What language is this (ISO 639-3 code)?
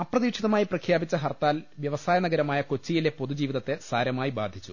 mal